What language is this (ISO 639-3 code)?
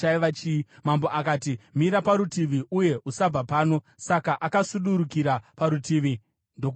sna